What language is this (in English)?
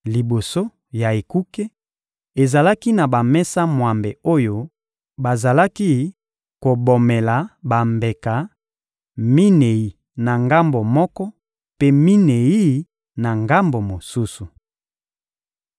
Lingala